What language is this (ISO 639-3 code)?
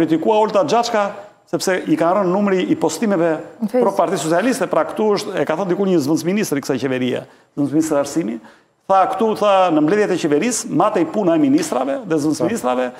ron